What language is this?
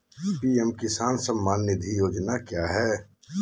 Magahi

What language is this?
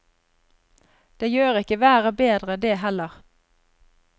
Norwegian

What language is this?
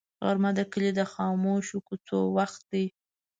Pashto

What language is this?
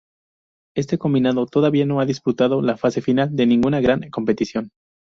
Spanish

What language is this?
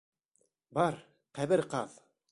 Bashkir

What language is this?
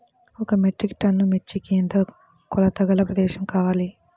Telugu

